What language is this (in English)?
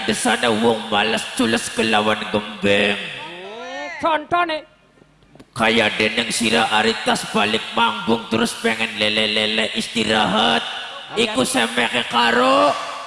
Indonesian